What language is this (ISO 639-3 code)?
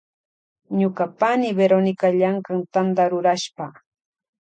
qvj